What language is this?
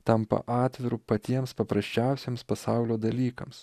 Lithuanian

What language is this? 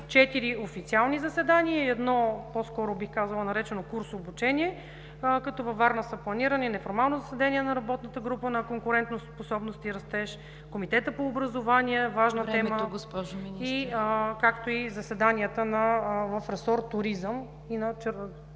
Bulgarian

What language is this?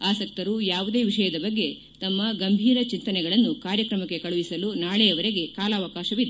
Kannada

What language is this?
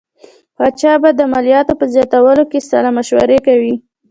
Pashto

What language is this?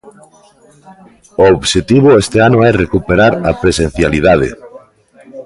Galician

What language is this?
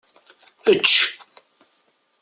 Kabyle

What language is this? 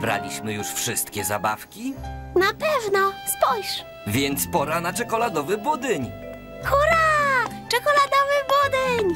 Polish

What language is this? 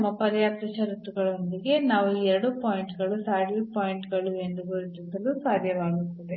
Kannada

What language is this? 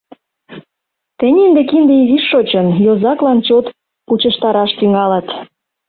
Mari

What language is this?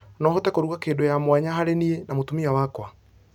Kikuyu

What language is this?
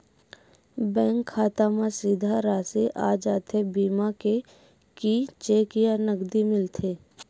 Chhattisgarhi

